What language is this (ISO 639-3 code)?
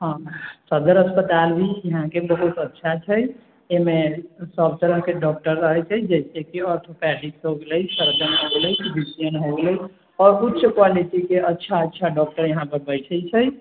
mai